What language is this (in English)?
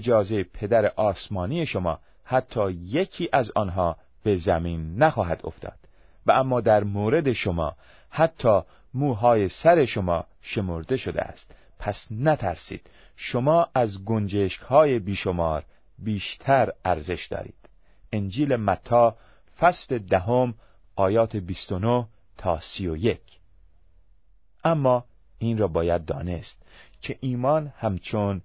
Persian